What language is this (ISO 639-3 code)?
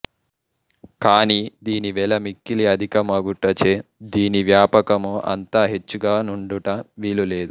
tel